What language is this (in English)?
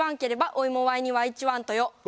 Japanese